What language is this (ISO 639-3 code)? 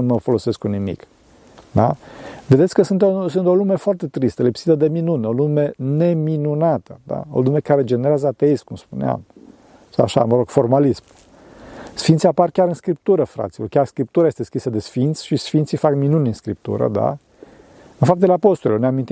ron